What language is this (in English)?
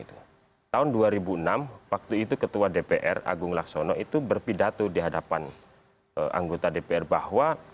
Indonesian